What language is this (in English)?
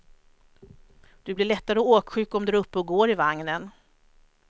Swedish